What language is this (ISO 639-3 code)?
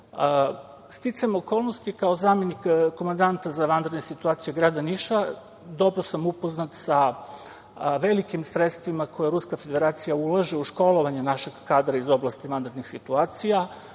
srp